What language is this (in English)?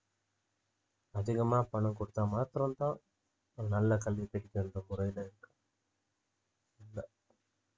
Tamil